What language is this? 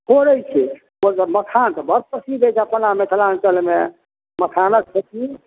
Maithili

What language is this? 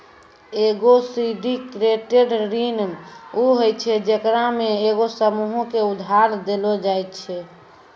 Maithili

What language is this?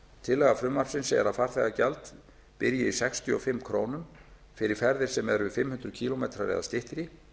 Icelandic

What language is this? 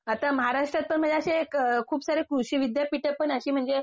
Marathi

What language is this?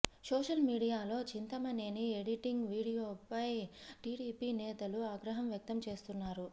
Telugu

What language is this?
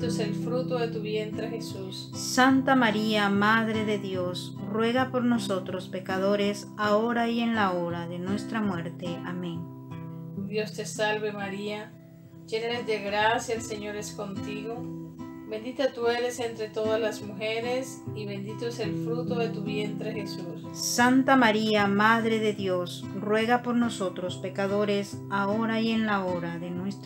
Spanish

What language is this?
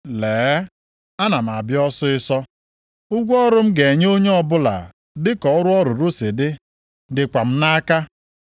Igbo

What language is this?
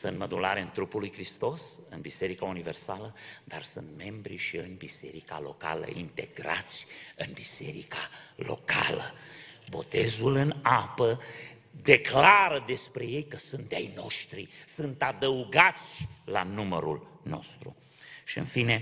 Romanian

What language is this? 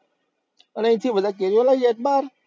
Gujarati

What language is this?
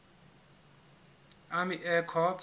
Southern Sotho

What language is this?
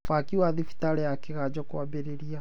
Kikuyu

